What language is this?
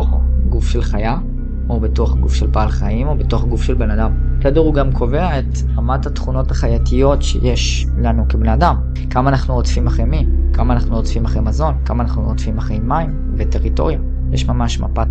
Hebrew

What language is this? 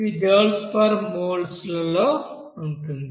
Telugu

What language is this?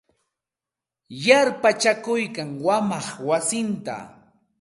Santa Ana de Tusi Pasco Quechua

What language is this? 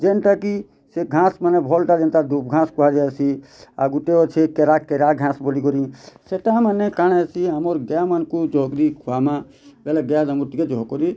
Odia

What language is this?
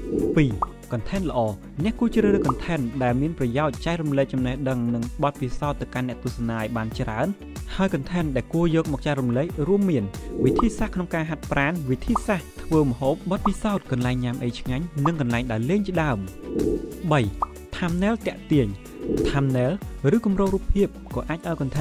Vietnamese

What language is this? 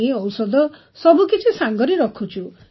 Odia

